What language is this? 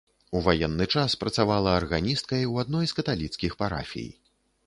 Belarusian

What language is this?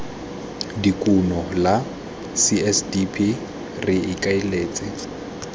Tswana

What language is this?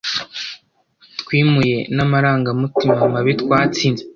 Kinyarwanda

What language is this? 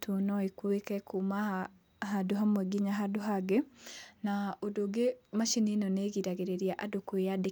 Kikuyu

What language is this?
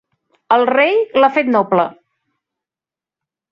Catalan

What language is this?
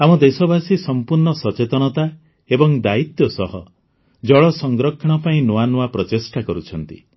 Odia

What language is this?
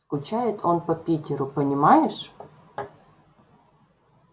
Russian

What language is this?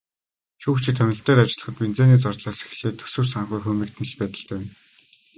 Mongolian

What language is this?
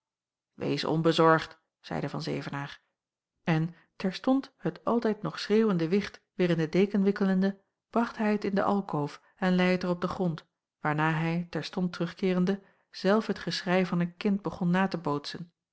Dutch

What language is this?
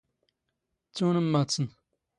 Standard Moroccan Tamazight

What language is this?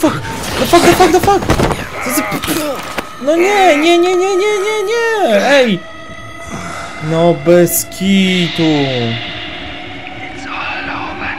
Polish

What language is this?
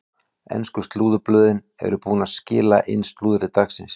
Icelandic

